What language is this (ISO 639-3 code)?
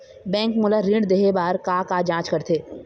hne